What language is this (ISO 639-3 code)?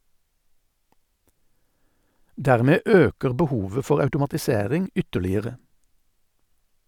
nor